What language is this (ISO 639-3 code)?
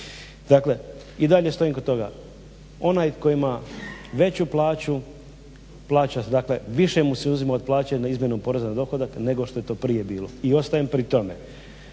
hrv